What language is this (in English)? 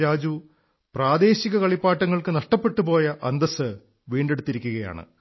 Malayalam